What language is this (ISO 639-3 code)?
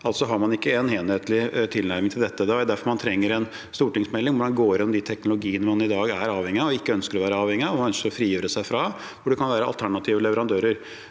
nor